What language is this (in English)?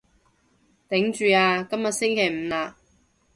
Cantonese